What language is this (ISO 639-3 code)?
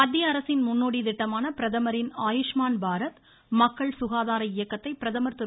tam